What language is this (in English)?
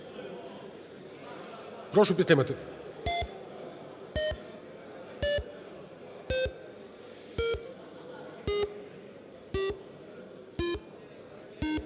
Ukrainian